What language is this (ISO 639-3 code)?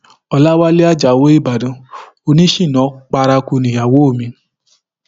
yor